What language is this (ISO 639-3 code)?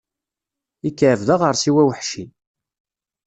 kab